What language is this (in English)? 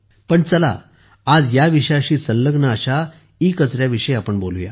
Marathi